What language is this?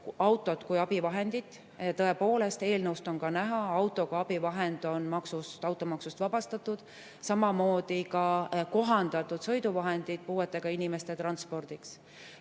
Estonian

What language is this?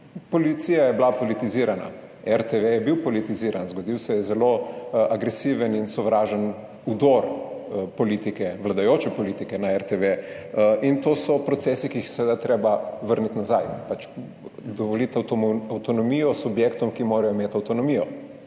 Slovenian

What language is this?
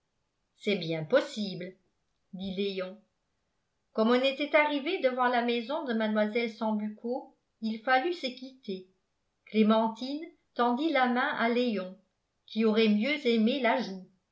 French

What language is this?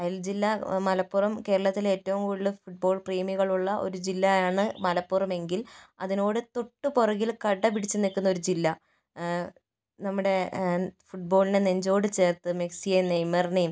Malayalam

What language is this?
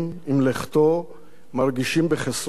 Hebrew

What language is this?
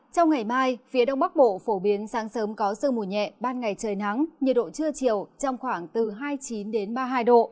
Vietnamese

